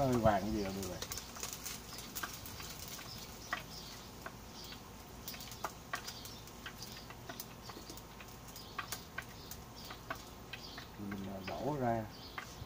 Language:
Vietnamese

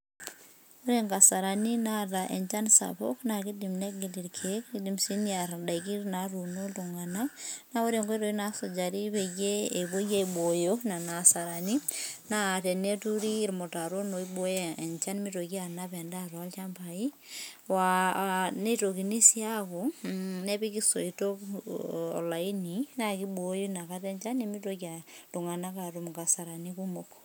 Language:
Masai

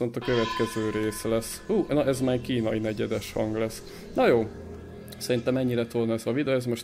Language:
Hungarian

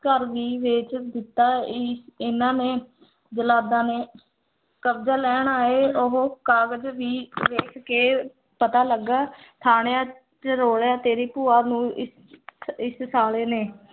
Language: Punjabi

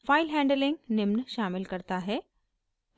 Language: Hindi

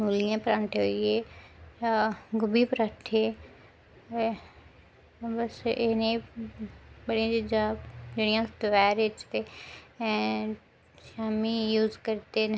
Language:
Dogri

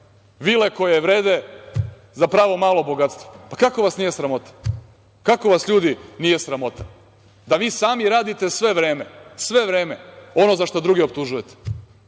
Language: Serbian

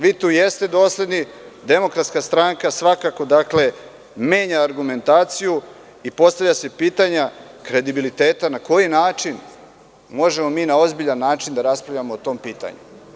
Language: Serbian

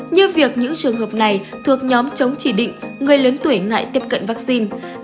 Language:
Vietnamese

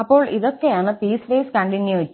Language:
Malayalam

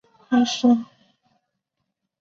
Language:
Chinese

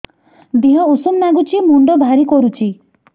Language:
Odia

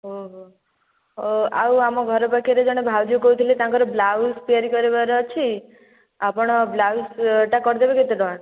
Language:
Odia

